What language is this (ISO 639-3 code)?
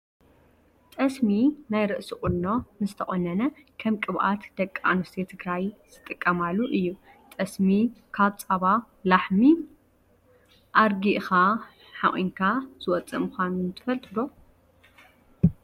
tir